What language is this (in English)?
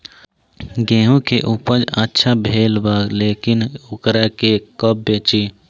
Bhojpuri